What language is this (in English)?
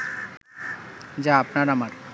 Bangla